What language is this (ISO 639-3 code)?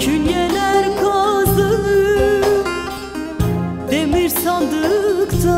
tur